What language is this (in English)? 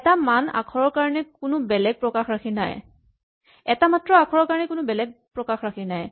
Assamese